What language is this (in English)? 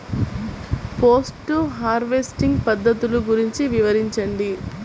Telugu